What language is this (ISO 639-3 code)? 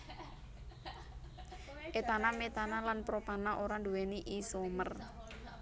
jav